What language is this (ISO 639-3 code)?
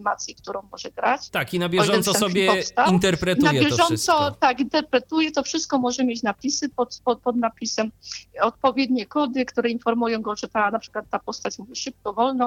pol